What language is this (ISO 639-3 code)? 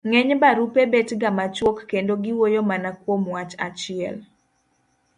luo